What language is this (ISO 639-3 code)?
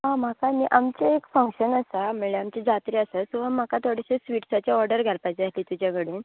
kok